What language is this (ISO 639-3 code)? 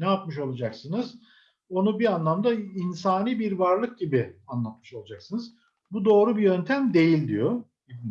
tur